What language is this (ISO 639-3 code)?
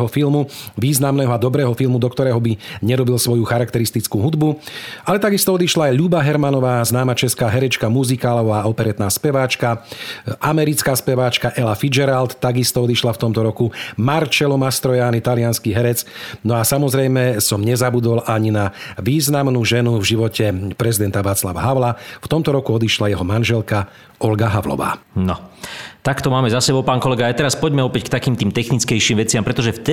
slk